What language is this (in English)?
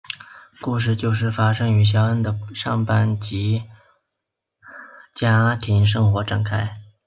Chinese